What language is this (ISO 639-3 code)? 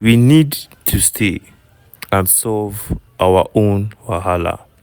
pcm